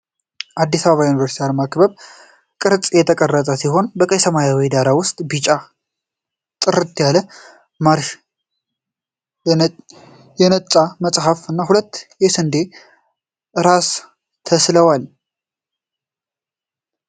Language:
Amharic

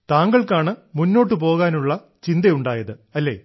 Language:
Malayalam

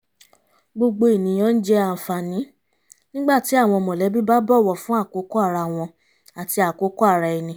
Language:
Yoruba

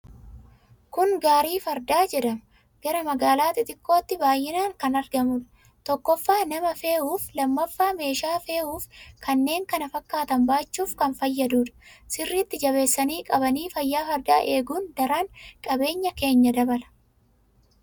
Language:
Oromo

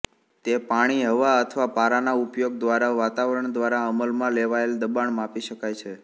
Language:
Gujarati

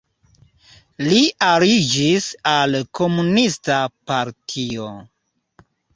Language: Esperanto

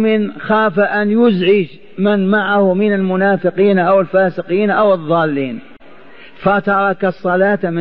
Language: Arabic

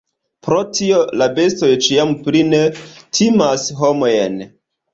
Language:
Esperanto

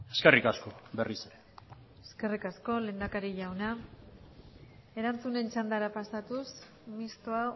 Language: Basque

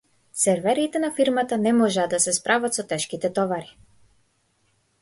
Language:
Macedonian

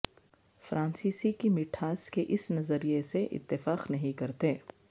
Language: Urdu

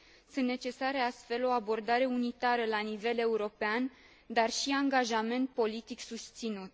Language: Romanian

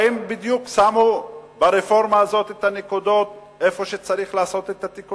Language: Hebrew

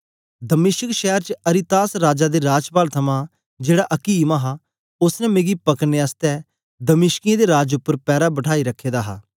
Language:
Dogri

